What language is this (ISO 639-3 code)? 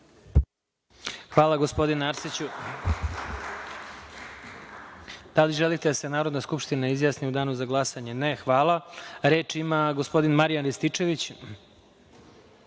srp